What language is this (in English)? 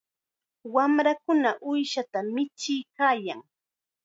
Chiquián Ancash Quechua